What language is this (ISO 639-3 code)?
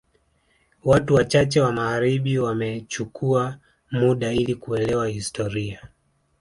swa